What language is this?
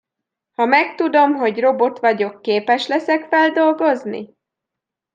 Hungarian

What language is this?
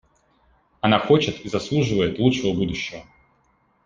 Russian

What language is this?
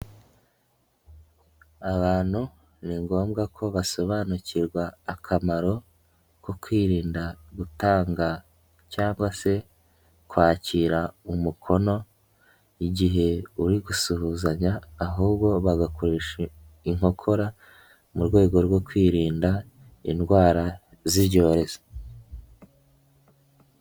Kinyarwanda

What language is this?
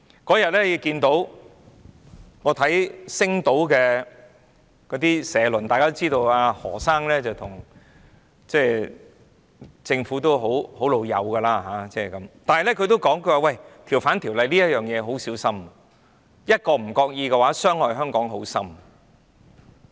Cantonese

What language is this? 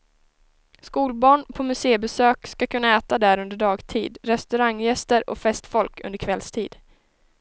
Swedish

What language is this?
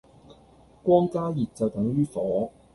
Cantonese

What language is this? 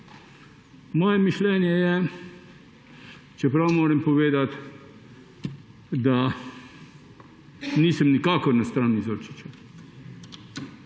Slovenian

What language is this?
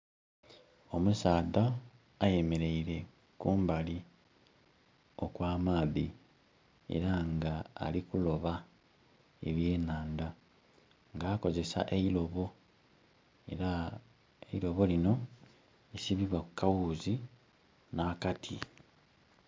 Soga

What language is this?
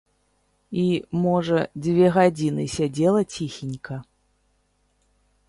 Belarusian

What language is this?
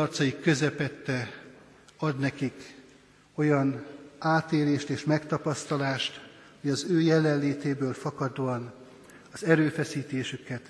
Hungarian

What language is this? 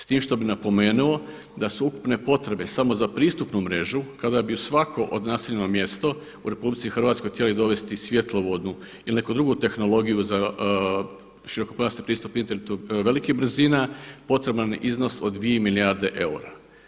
Croatian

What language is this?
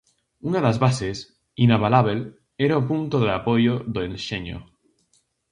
Galician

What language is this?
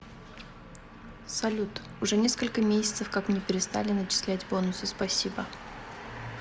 Russian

